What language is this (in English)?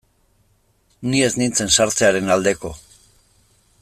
Basque